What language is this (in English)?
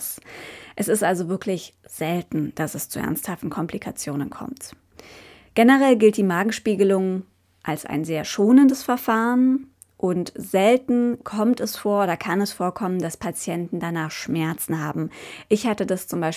German